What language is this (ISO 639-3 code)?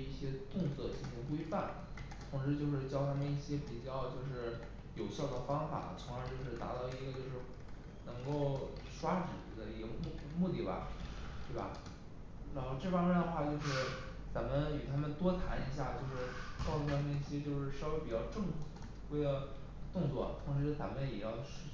zho